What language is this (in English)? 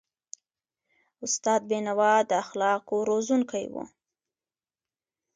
Pashto